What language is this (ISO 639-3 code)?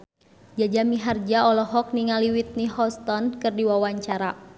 sun